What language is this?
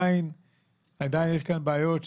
Hebrew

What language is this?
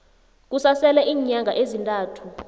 South Ndebele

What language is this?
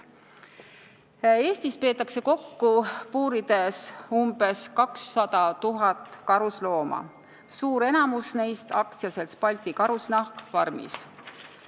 Estonian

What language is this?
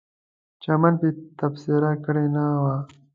Pashto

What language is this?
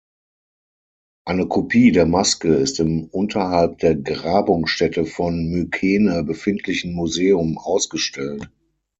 German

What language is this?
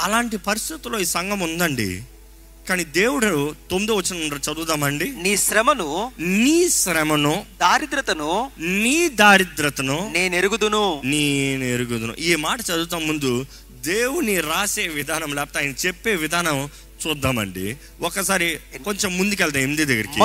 Telugu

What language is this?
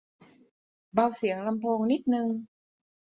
Thai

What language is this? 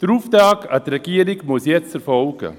Swiss German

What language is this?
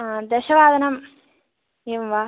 Sanskrit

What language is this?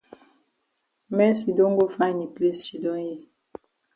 Cameroon Pidgin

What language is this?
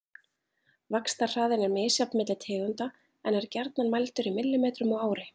Icelandic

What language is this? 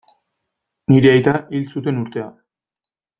Basque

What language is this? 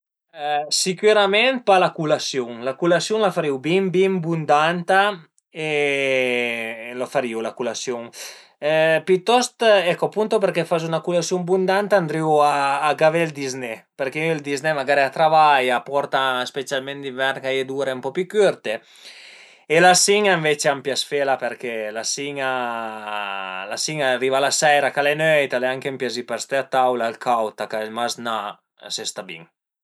Piedmontese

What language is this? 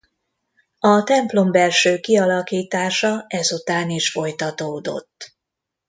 Hungarian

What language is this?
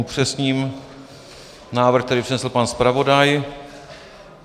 Czech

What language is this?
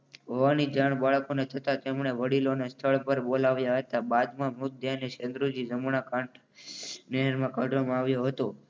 Gujarati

